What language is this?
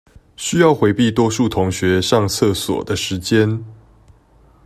Chinese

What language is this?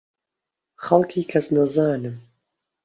Central Kurdish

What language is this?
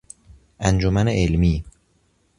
Persian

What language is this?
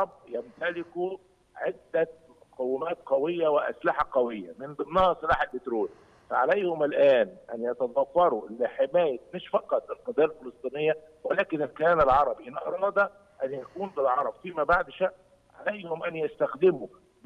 Arabic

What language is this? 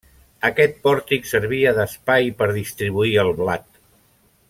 Catalan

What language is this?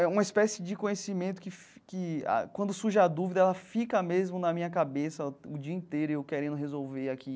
Portuguese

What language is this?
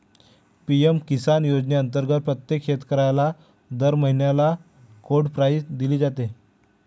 Marathi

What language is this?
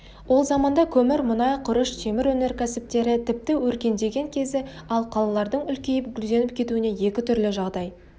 Kazakh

